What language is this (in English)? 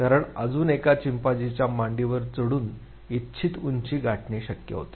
Marathi